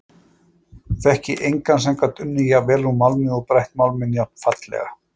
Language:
Icelandic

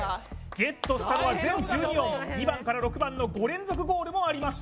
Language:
Japanese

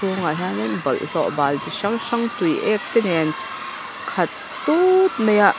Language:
Mizo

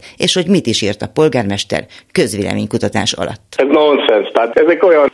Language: Hungarian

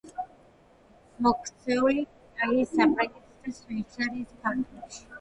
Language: Georgian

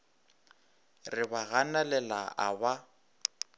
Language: Northern Sotho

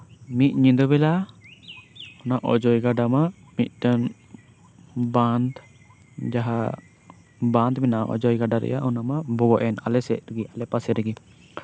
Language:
Santali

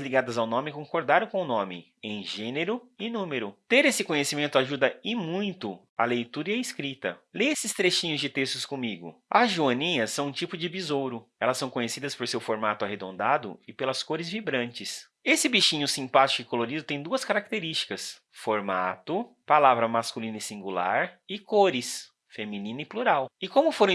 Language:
Portuguese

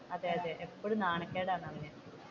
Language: Malayalam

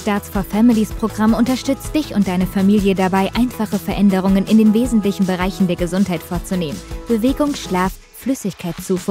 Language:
German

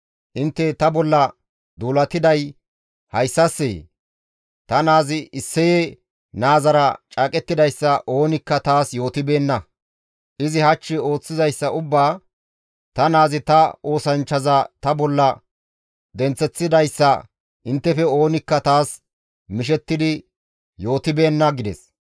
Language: Gamo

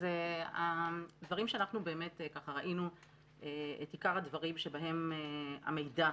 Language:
Hebrew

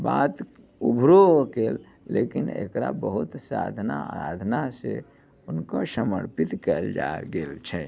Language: Maithili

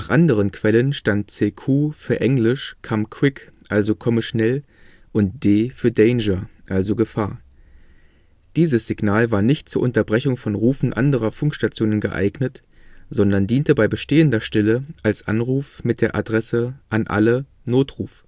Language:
German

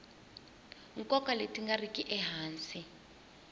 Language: Tsonga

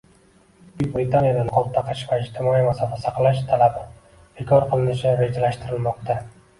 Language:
Uzbek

